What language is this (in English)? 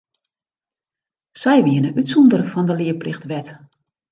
Western Frisian